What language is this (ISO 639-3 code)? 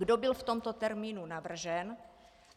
ces